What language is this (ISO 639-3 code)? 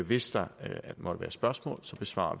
dan